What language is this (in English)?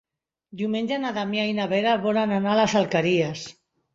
Catalan